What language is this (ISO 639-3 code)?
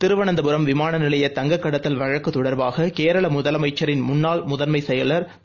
tam